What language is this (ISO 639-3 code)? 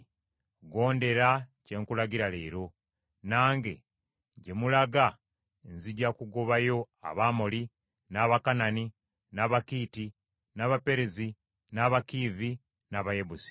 lug